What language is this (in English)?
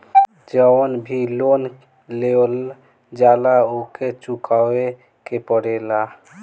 Bhojpuri